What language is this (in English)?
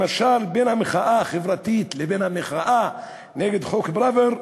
Hebrew